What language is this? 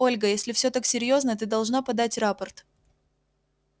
Russian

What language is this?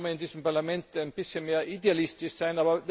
German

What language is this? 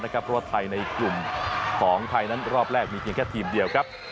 Thai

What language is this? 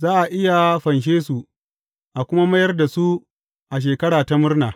Hausa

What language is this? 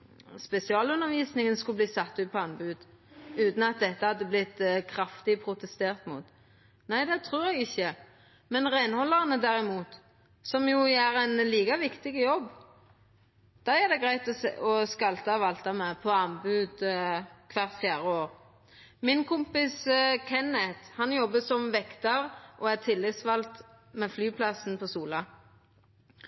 Norwegian Nynorsk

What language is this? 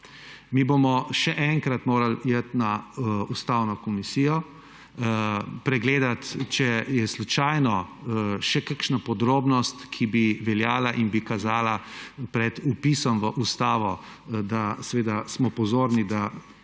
Slovenian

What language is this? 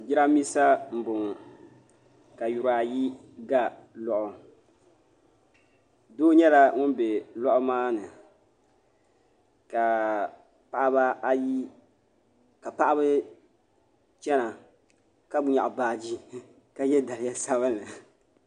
Dagbani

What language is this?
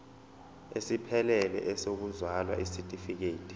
Zulu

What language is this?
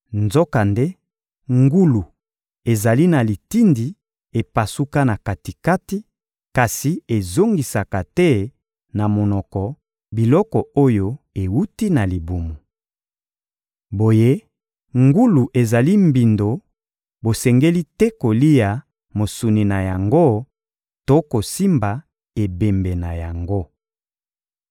Lingala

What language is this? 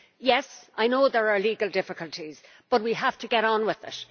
English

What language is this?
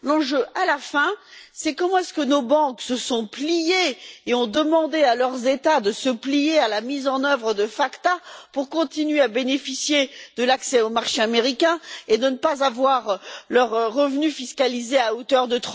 French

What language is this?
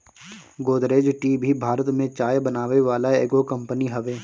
Bhojpuri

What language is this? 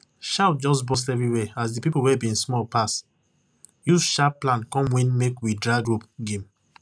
Nigerian Pidgin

